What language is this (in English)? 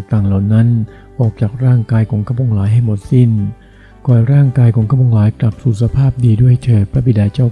Thai